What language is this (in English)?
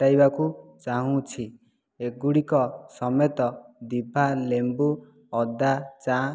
Odia